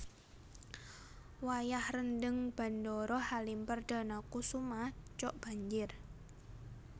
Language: Javanese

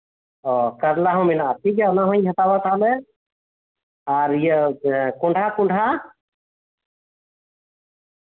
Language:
Santali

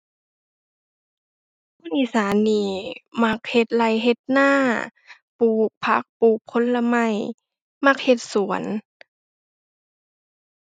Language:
Thai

